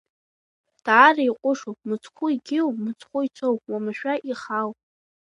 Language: Abkhazian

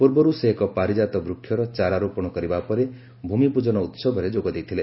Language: Odia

